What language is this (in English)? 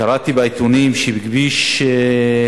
Hebrew